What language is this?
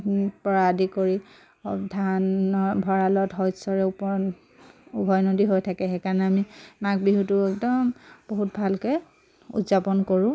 Assamese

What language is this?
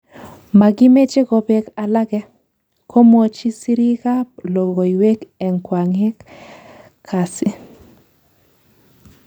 Kalenjin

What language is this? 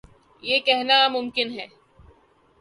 Urdu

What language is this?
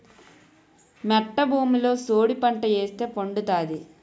Telugu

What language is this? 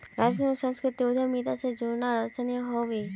Magahi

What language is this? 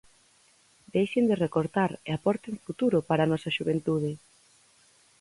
Galician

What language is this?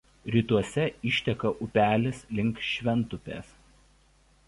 Lithuanian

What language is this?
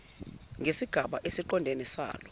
Zulu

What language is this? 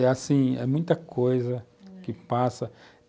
Portuguese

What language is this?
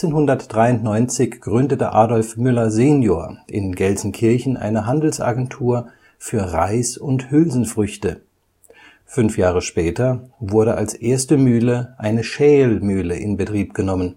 German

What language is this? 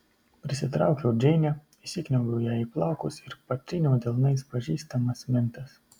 Lithuanian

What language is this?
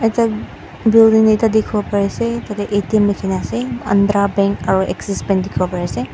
Naga Pidgin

